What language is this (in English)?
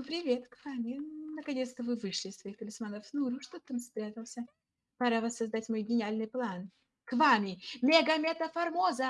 Russian